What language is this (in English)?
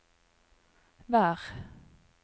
Norwegian